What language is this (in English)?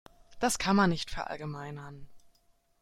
German